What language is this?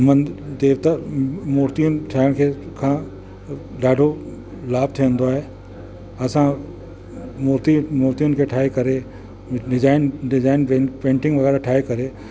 Sindhi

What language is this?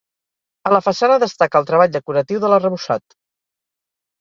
Catalan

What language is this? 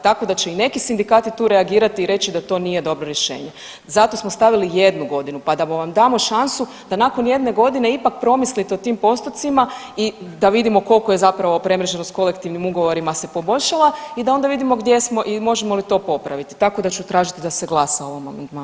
Croatian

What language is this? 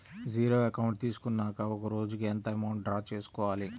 Telugu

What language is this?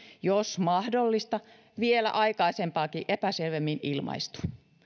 Finnish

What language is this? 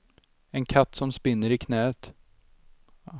Swedish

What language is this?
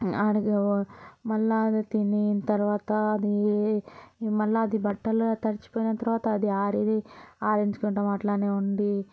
Telugu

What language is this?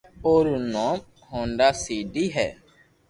Loarki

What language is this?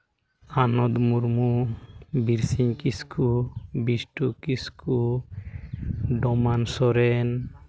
Santali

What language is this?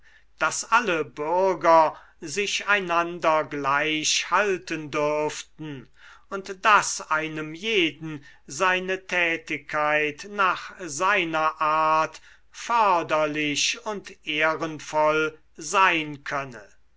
German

